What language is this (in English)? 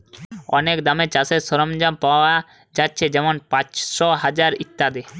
Bangla